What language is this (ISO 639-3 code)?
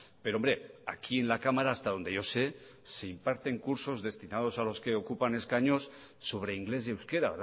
spa